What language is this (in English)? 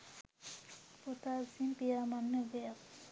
Sinhala